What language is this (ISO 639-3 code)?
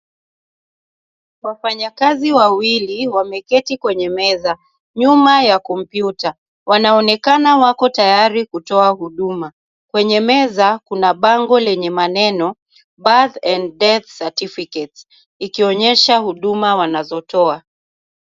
swa